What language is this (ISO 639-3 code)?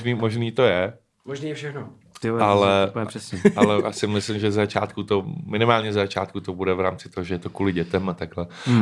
ces